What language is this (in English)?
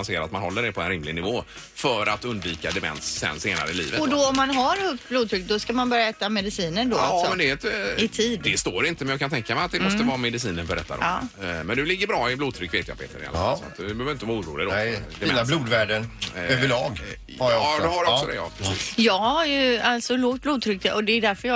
Swedish